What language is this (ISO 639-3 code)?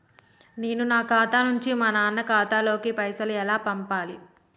tel